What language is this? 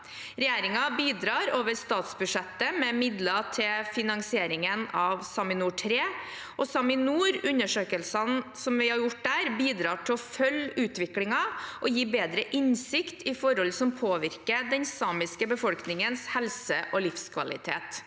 Norwegian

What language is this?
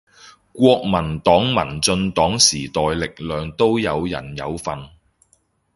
Cantonese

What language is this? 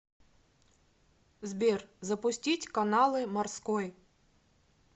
Russian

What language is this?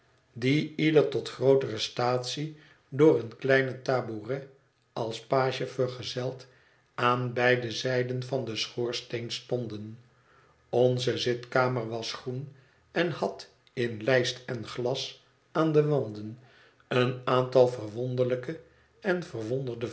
Dutch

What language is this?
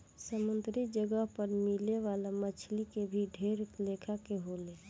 Bhojpuri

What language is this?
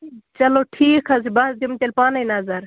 Kashmiri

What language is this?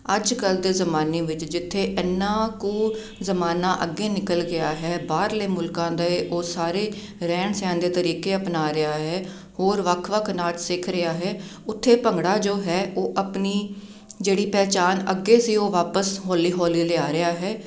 Punjabi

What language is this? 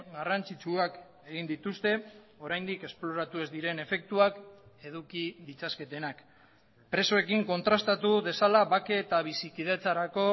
Basque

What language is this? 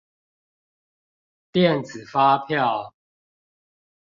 Chinese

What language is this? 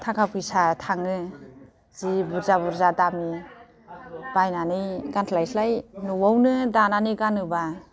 Bodo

